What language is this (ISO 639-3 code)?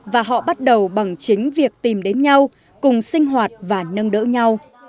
vie